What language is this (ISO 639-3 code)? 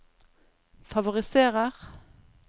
nor